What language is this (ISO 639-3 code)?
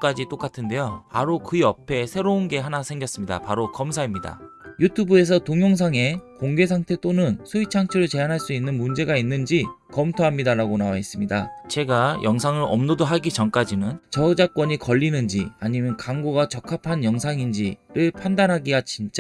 kor